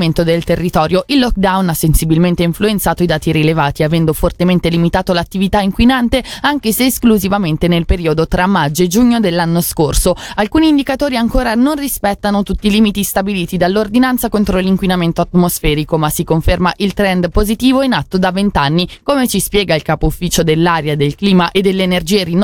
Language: Italian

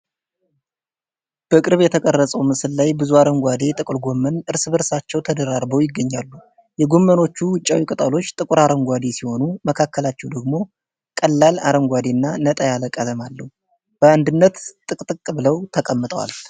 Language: Amharic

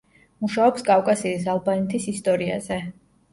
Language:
Georgian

